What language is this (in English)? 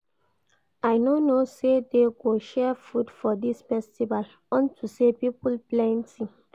Nigerian Pidgin